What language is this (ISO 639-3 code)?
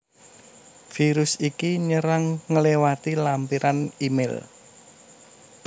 jav